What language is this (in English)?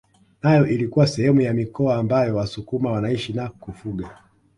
Swahili